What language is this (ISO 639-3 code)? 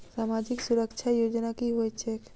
mai